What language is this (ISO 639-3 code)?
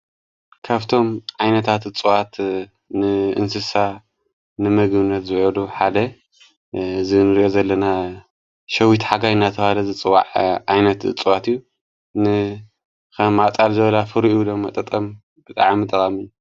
tir